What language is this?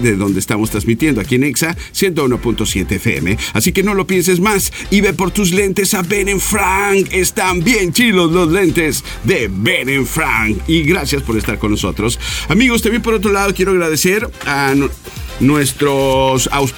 Spanish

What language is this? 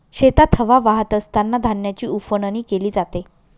Marathi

